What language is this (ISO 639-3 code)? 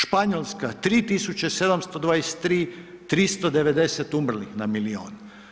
hrv